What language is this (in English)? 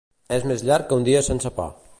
Catalan